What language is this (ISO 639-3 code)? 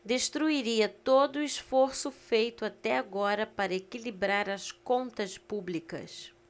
por